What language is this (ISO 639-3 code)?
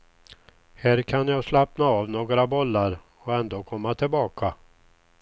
swe